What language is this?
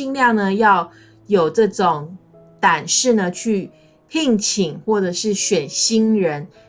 Chinese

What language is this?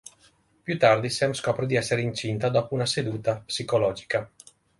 Italian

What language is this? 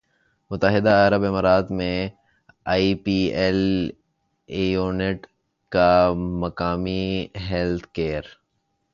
Urdu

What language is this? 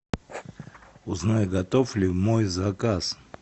Russian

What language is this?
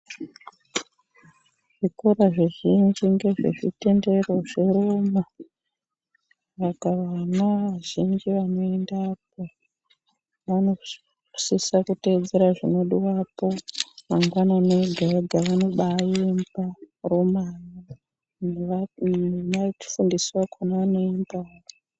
Ndau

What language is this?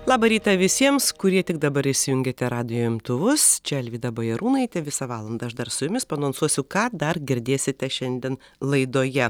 Lithuanian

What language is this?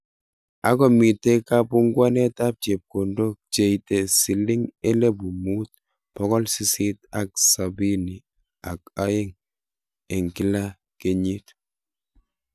Kalenjin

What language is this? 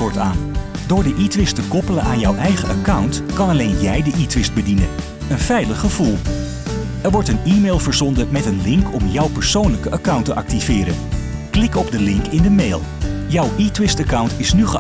Dutch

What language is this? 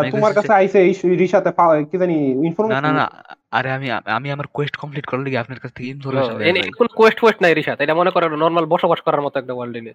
Bangla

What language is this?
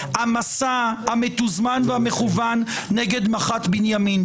Hebrew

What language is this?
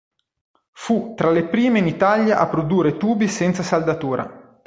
Italian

